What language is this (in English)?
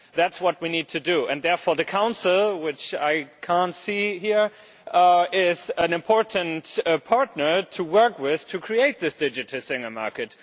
English